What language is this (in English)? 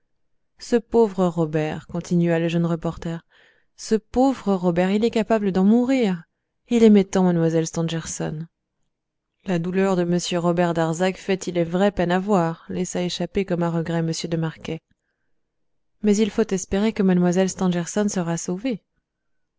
French